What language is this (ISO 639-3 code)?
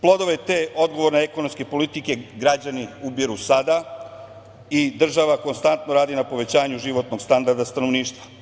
srp